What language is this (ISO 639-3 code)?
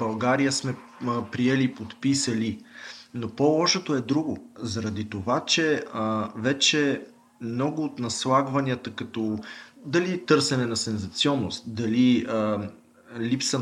bul